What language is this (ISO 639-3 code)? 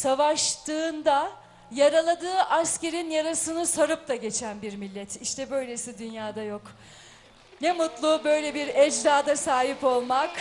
tur